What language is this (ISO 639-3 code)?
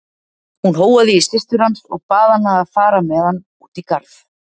isl